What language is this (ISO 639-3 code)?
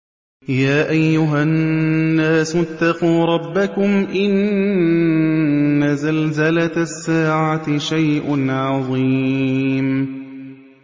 ara